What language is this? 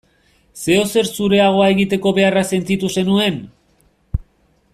Basque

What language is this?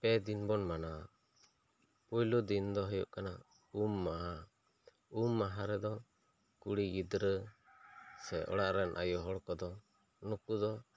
Santali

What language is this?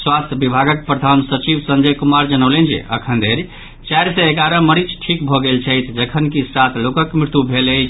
Maithili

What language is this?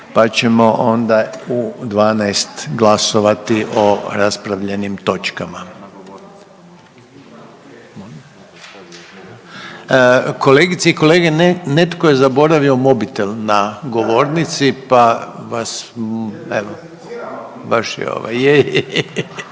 Croatian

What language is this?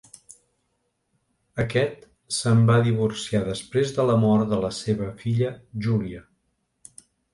Catalan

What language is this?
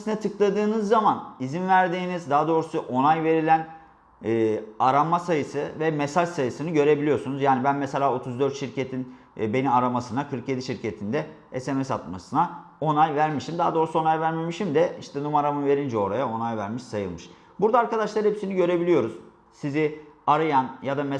Turkish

